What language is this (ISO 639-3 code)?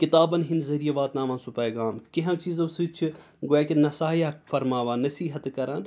kas